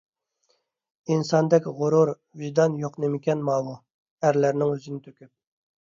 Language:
Uyghur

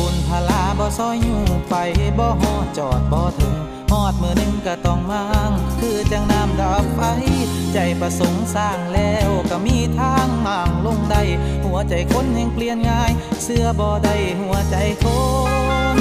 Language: Thai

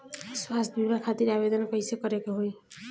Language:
Bhojpuri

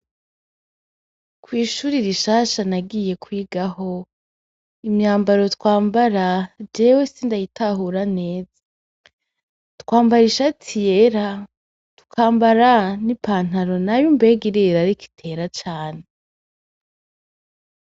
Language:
Rundi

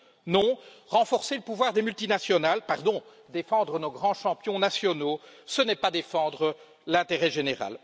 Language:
French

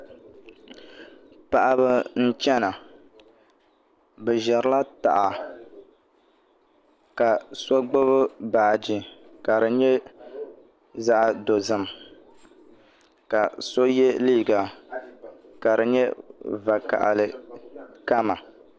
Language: Dagbani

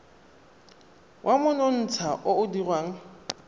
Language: Tswana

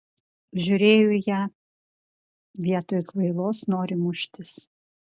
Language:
Lithuanian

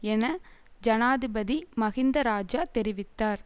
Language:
Tamil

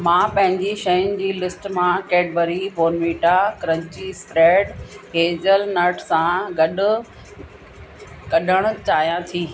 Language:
Sindhi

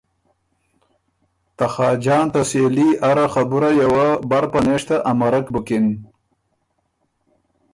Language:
Ormuri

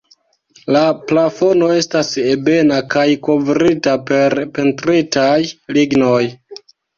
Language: Esperanto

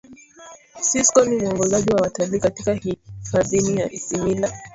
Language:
Swahili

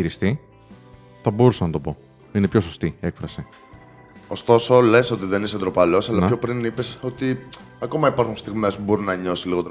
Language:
Greek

